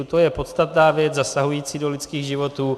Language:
Czech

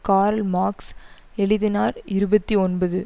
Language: Tamil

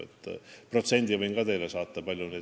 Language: Estonian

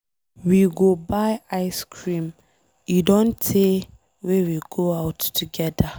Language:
Nigerian Pidgin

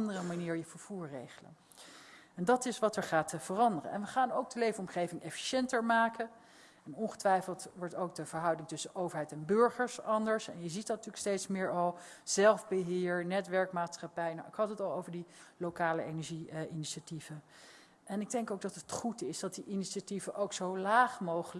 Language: Dutch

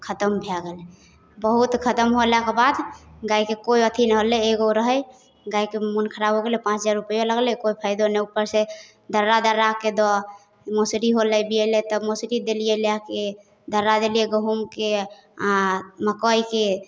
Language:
Maithili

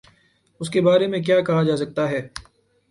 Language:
Urdu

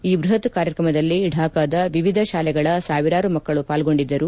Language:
Kannada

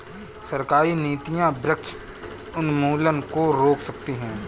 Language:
Hindi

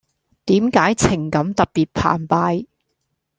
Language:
Cantonese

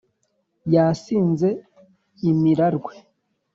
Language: Kinyarwanda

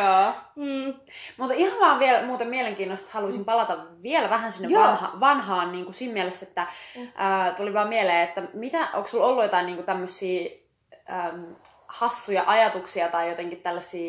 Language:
Finnish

